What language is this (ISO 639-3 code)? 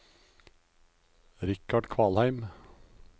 nor